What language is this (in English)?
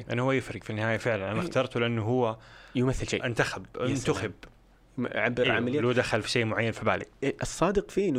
Arabic